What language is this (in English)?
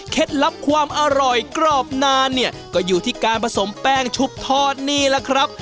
Thai